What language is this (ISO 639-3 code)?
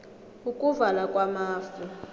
nbl